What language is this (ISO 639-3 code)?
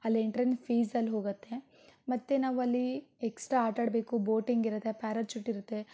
kan